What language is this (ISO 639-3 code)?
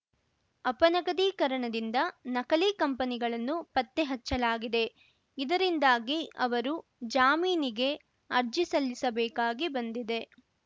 kan